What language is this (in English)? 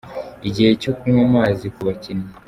Kinyarwanda